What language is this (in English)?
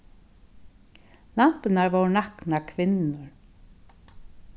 Faroese